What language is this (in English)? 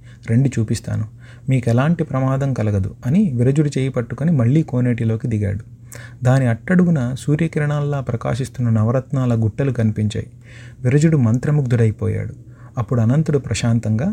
Telugu